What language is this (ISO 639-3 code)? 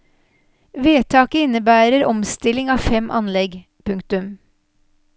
nor